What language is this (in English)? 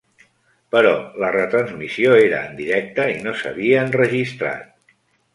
Catalan